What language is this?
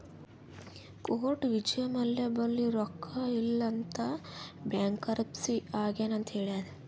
Kannada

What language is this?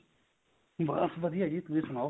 Punjabi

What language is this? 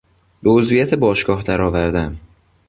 Persian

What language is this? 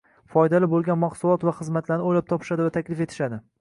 Uzbek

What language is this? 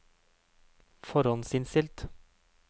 Norwegian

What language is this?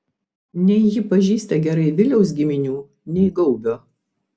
Lithuanian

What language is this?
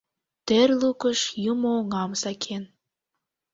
Mari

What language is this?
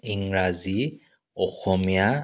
Assamese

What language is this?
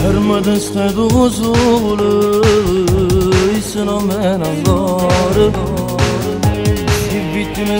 Turkish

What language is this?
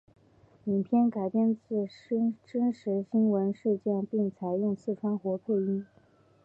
Chinese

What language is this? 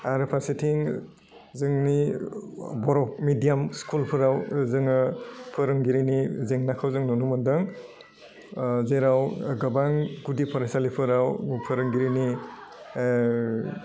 Bodo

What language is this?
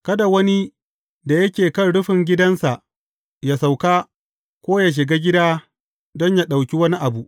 Hausa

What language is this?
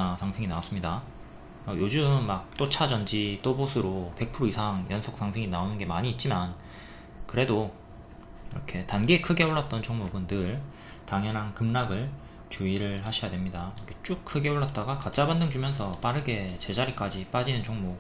Korean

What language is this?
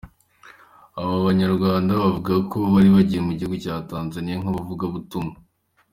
Kinyarwanda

